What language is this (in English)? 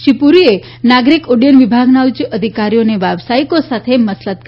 Gujarati